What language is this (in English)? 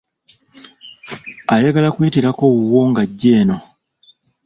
Ganda